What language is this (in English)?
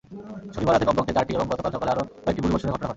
Bangla